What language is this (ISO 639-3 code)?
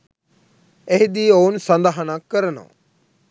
sin